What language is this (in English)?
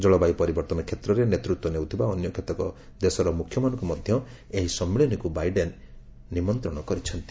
Odia